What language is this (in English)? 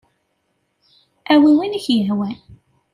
Kabyle